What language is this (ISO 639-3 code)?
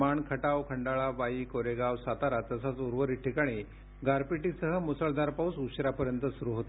mar